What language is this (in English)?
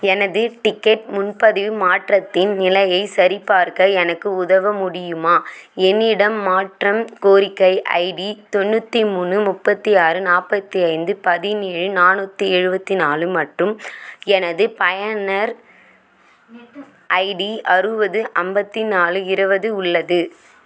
Tamil